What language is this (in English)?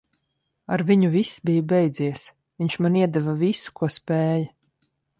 Latvian